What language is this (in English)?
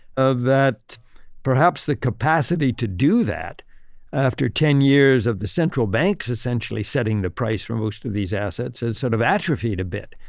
English